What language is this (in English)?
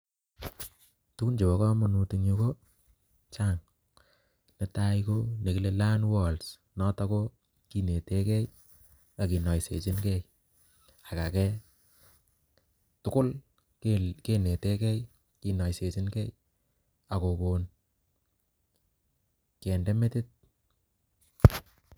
Kalenjin